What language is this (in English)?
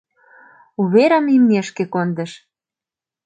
Mari